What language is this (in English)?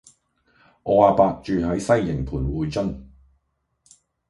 Cantonese